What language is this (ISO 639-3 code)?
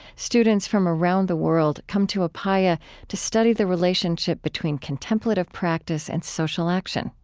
eng